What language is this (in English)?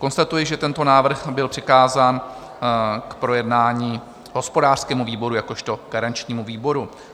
Czech